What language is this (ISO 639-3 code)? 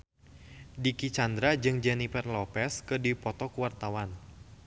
sun